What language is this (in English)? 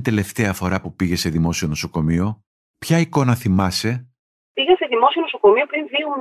Greek